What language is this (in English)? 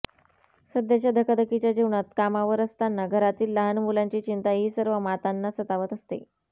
Marathi